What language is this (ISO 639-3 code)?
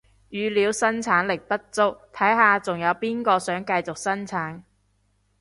yue